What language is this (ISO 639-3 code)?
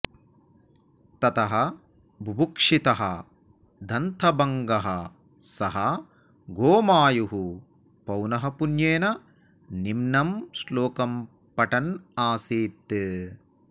san